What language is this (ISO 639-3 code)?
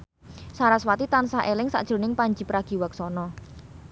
jav